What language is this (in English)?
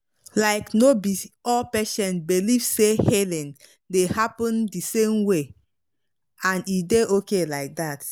Nigerian Pidgin